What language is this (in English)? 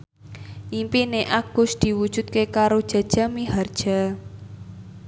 Javanese